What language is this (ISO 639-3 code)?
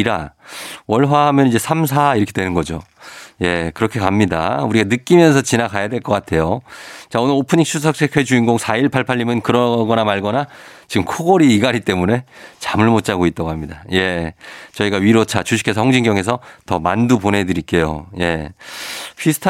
kor